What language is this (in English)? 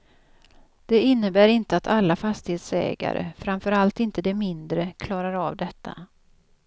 Swedish